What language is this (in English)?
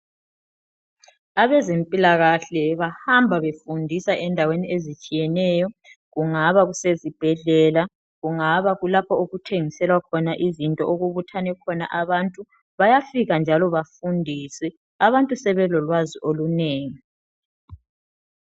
North Ndebele